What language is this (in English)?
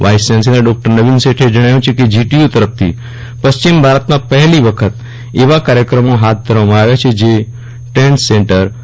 Gujarati